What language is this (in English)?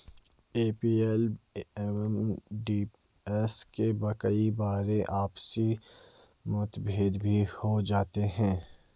Hindi